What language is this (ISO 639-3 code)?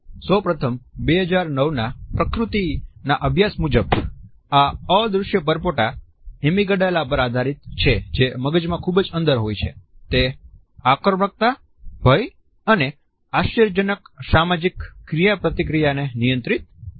guj